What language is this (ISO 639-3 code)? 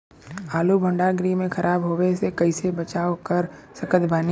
bho